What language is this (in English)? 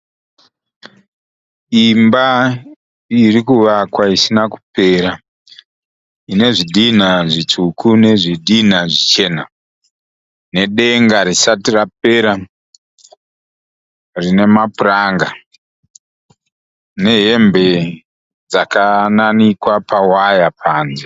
Shona